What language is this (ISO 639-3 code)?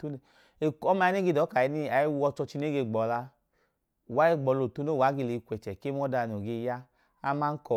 idu